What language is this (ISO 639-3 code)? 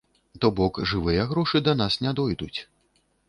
bel